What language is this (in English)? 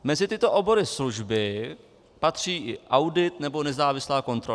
Czech